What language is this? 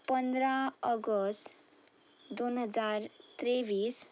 Konkani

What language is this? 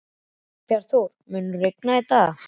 Icelandic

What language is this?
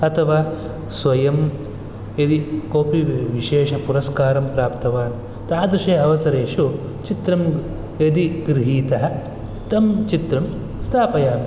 Sanskrit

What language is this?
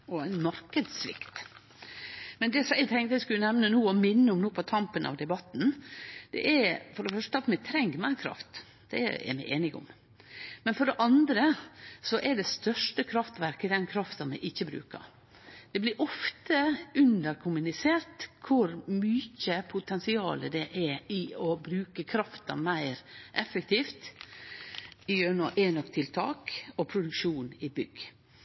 Norwegian Nynorsk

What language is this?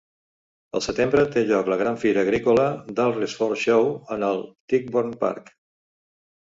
Catalan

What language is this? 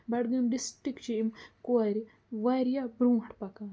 Kashmiri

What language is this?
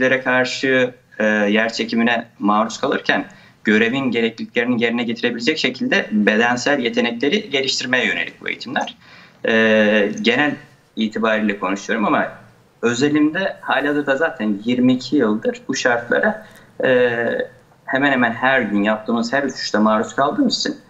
Turkish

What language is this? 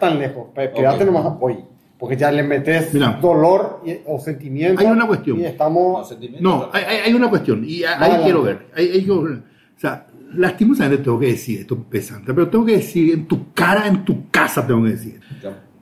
Spanish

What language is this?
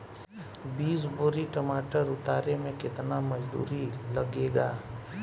Bhojpuri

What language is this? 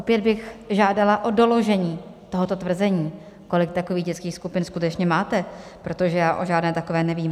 Czech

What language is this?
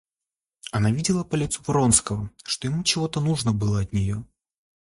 Russian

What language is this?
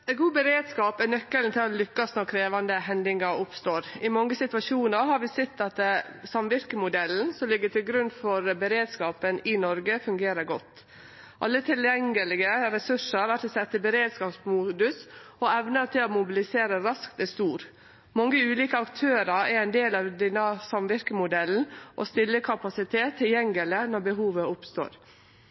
Norwegian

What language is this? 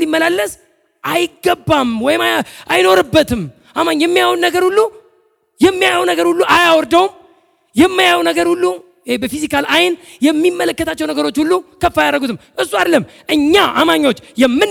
Amharic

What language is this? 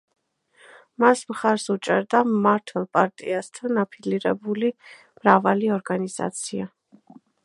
Georgian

